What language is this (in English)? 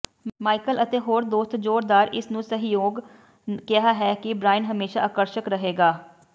Punjabi